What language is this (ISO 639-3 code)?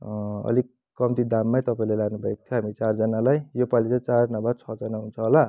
nep